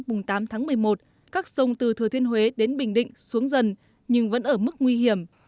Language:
Vietnamese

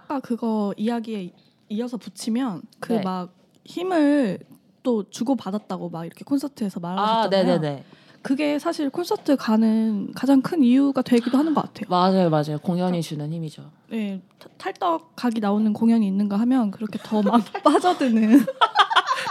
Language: Korean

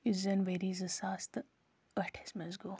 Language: Kashmiri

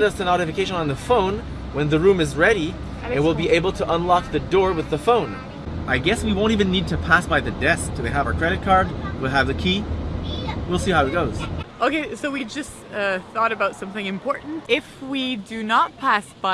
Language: English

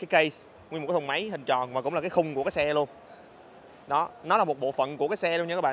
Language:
Vietnamese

